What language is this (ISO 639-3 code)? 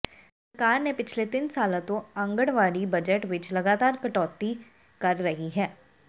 pan